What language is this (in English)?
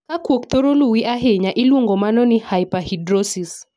Luo (Kenya and Tanzania)